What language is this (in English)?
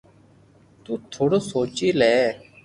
Loarki